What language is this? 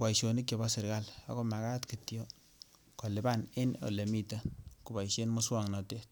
Kalenjin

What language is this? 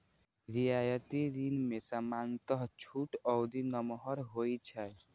Maithili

